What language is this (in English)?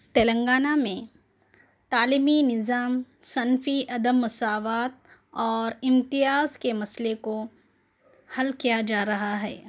Urdu